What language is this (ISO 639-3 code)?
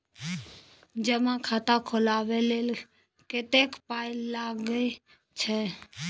mai